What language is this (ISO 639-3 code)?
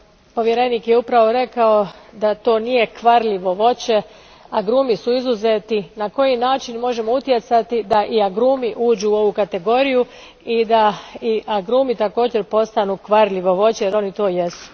hrv